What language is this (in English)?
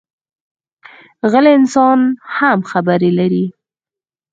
Pashto